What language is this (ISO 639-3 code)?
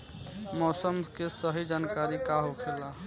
bho